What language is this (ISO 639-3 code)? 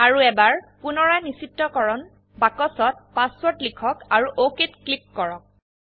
asm